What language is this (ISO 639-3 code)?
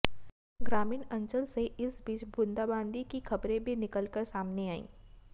hin